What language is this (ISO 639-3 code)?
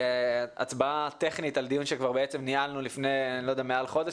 heb